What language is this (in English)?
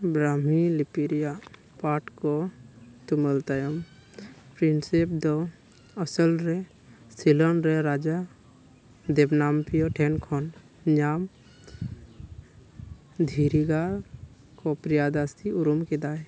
Santali